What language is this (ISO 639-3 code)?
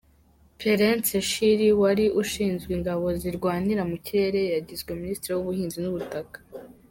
kin